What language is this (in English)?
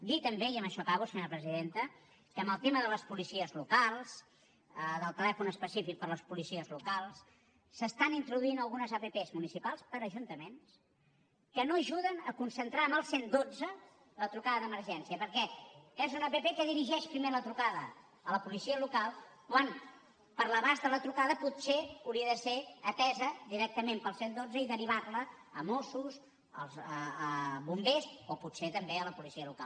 Catalan